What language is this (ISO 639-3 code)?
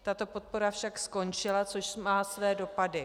ces